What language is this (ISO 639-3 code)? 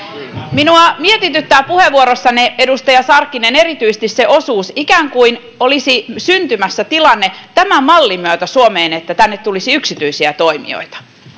fin